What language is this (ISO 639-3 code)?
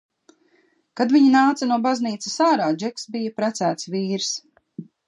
lav